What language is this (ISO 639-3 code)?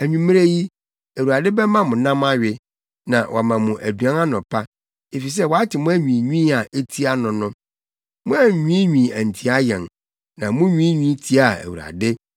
aka